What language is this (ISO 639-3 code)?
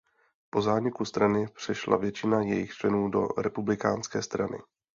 ces